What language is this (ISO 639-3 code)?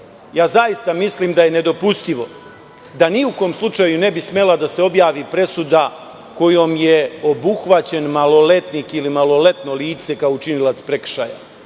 srp